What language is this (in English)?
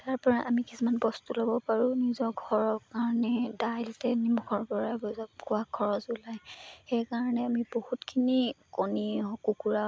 Assamese